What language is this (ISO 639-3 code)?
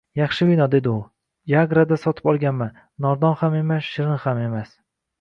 uzb